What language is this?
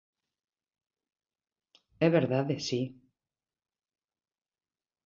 Galician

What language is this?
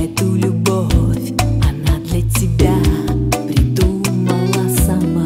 Russian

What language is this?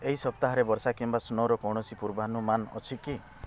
Odia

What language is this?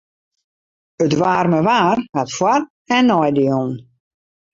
Western Frisian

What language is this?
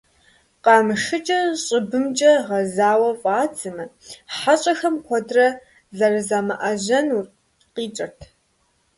Kabardian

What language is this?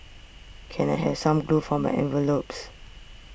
English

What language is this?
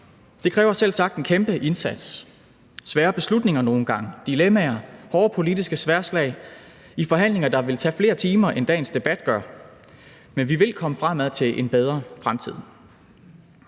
Danish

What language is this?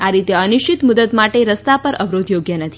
Gujarati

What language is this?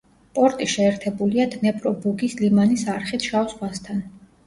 Georgian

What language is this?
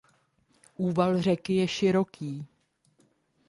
Czech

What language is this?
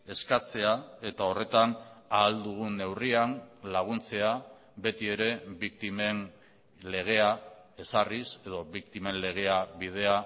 Basque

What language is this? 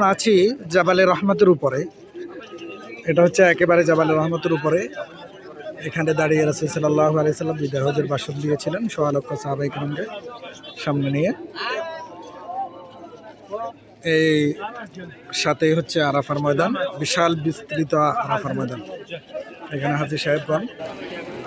Arabic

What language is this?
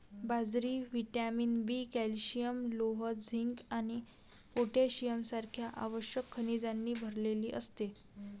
Marathi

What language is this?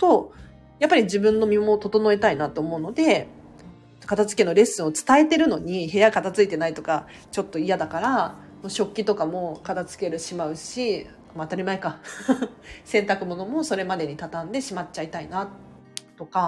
Japanese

